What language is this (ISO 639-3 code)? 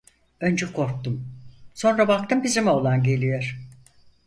tur